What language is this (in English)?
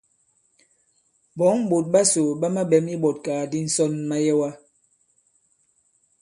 Bankon